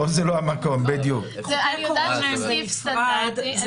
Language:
Hebrew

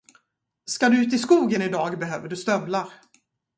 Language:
Swedish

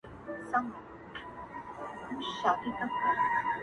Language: Pashto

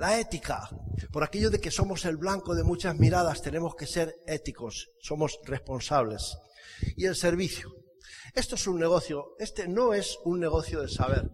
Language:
Spanish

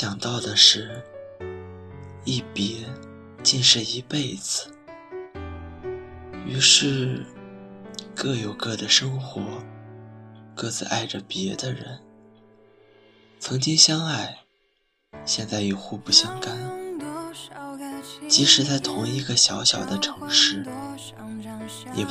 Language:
Chinese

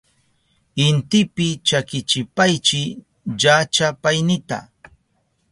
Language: Southern Pastaza Quechua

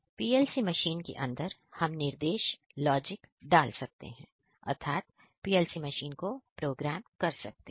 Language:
Hindi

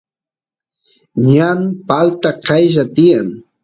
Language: Santiago del Estero Quichua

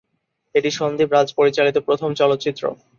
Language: Bangla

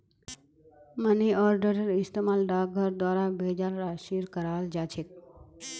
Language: Magahi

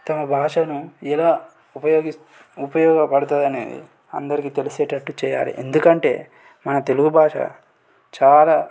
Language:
Telugu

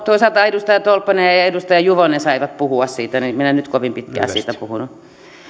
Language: Finnish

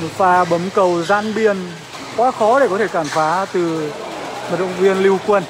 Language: Vietnamese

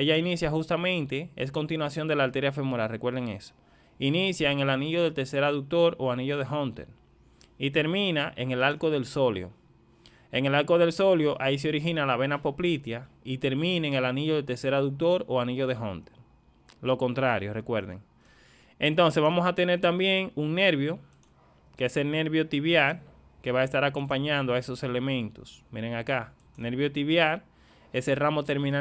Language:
Spanish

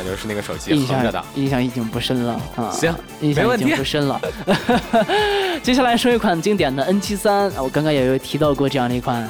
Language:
Chinese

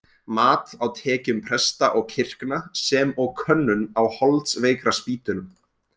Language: Icelandic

